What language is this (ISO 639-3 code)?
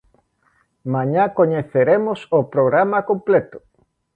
glg